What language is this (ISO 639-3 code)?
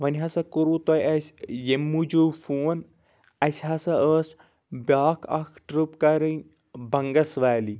kas